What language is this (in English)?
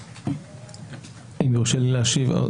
Hebrew